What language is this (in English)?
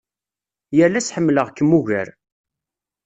Kabyle